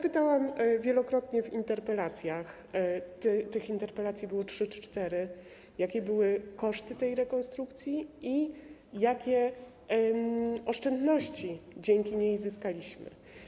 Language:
Polish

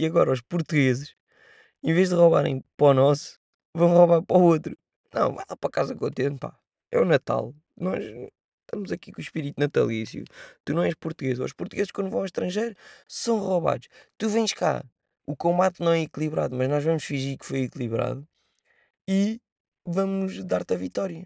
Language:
Portuguese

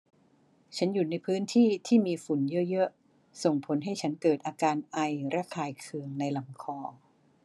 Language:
Thai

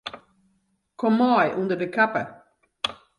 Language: Western Frisian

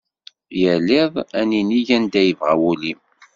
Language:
Kabyle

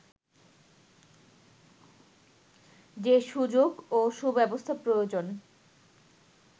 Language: Bangla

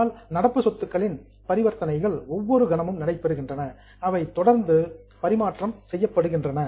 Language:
Tamil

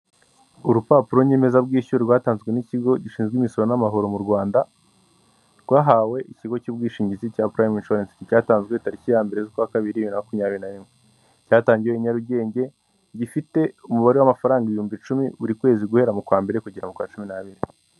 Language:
Kinyarwanda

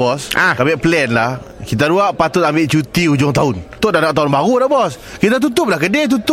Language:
Malay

